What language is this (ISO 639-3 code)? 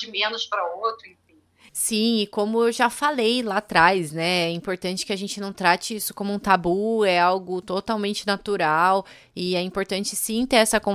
por